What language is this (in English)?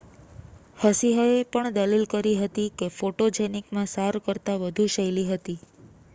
Gujarati